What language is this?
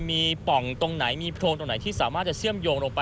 Thai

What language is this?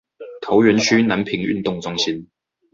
Chinese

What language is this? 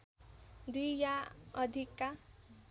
Nepali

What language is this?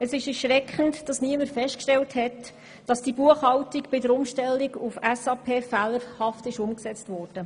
Swiss German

